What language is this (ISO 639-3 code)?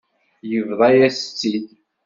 kab